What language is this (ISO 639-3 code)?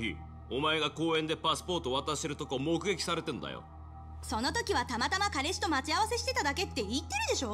jpn